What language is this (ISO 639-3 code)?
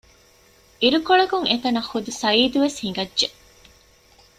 div